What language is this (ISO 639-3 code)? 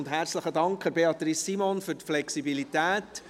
gsw